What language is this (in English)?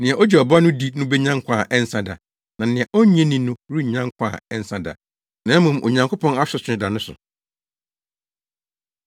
Akan